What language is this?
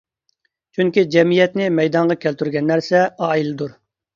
Uyghur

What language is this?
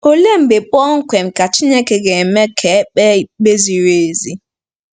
Igbo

